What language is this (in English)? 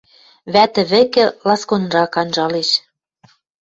Western Mari